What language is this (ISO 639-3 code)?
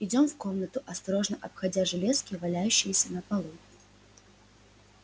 rus